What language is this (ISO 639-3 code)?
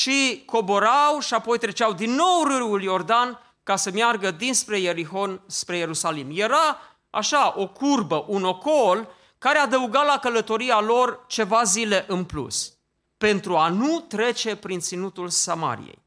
ron